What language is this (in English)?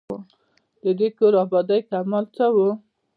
Pashto